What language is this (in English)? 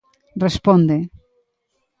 Galician